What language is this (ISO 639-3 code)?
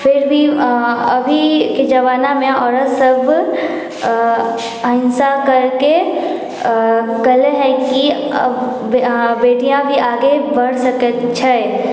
mai